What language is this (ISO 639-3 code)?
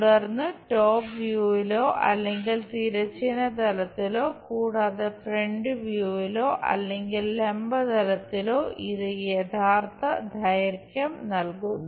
mal